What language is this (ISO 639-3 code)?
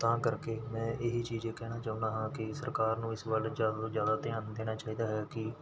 pan